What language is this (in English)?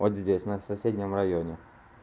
Russian